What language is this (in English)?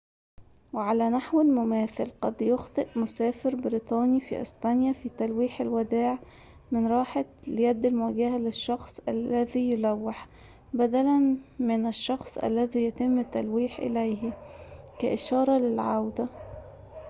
Arabic